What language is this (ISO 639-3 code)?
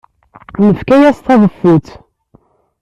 kab